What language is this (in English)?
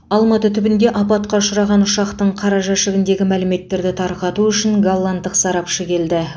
Kazakh